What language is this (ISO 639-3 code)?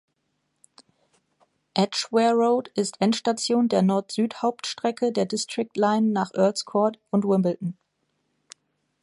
deu